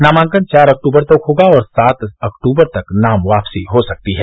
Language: Hindi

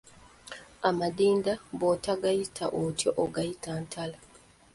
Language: Ganda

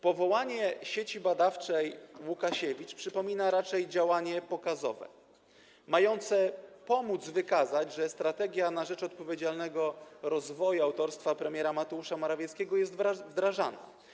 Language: Polish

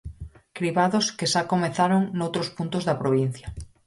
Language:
Galician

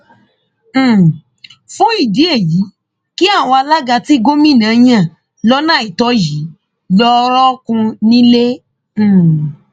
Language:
Yoruba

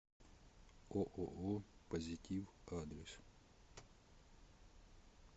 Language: Russian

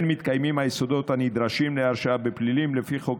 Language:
Hebrew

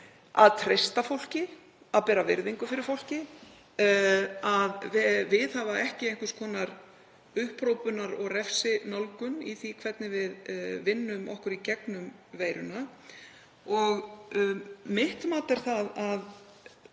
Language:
Icelandic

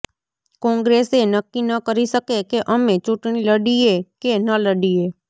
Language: Gujarati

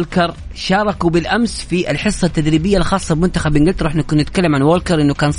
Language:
Arabic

